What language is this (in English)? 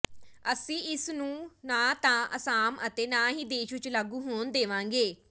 Punjabi